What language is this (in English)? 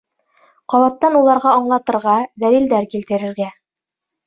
Bashkir